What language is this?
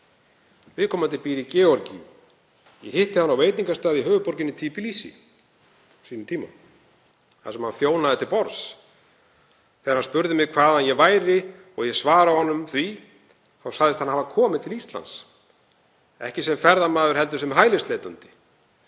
Icelandic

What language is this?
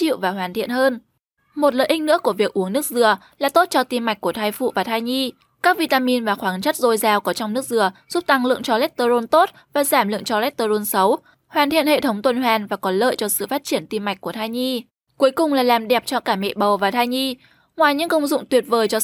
Vietnamese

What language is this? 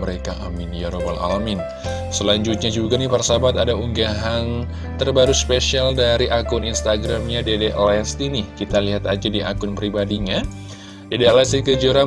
Indonesian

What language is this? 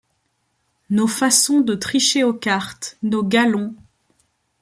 French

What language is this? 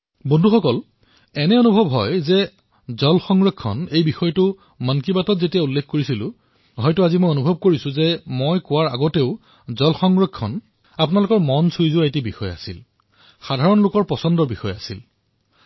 Assamese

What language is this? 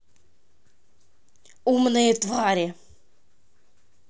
Russian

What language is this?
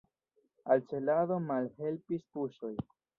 Esperanto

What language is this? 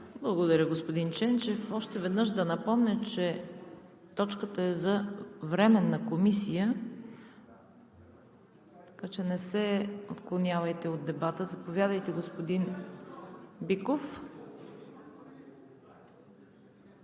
Bulgarian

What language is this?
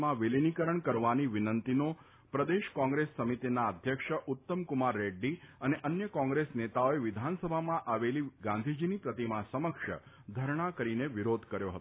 Gujarati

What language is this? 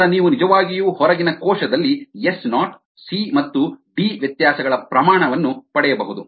Kannada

